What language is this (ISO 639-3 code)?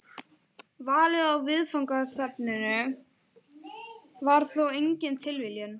isl